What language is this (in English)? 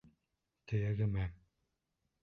Bashkir